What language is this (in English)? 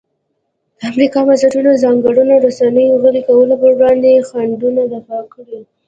Pashto